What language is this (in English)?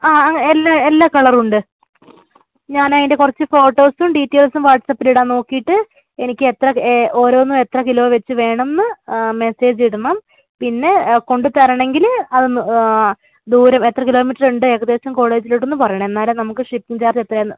Malayalam